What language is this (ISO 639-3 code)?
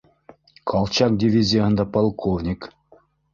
bak